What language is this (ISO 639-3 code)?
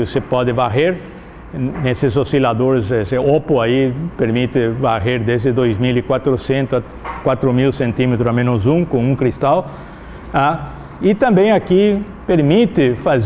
por